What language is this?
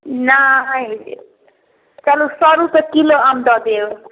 Maithili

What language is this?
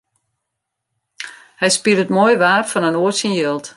Western Frisian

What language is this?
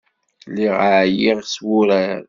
Kabyle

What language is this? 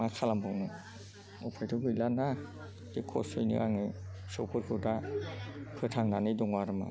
Bodo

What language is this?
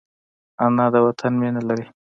Pashto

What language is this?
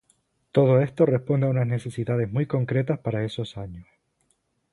Spanish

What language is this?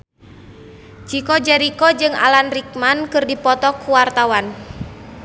Sundanese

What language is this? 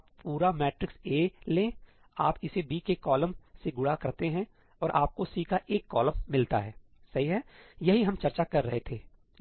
Hindi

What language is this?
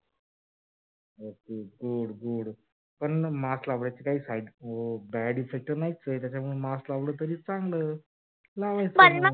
Marathi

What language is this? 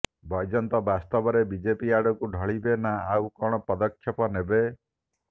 Odia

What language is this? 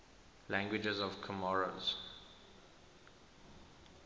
English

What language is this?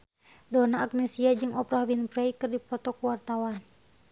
Sundanese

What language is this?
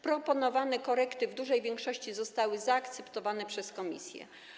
Polish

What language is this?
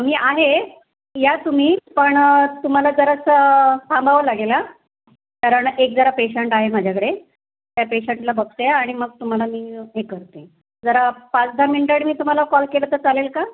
Marathi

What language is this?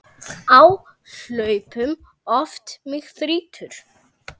Icelandic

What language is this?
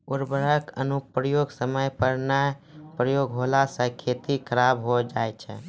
Maithili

